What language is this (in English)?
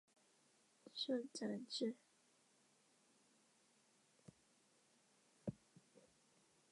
Chinese